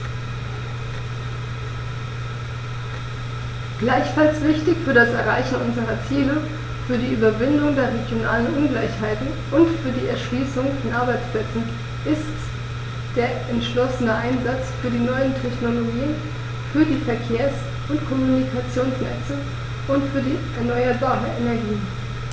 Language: German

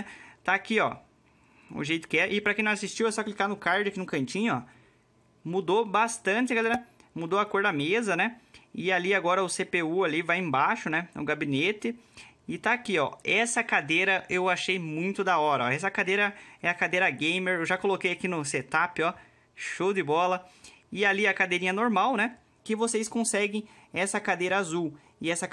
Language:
Portuguese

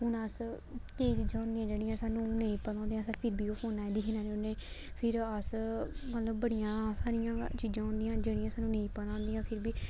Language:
Dogri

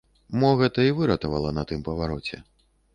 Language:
Belarusian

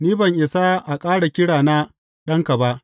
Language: Hausa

